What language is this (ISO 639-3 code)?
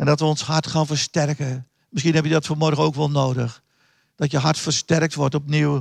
nld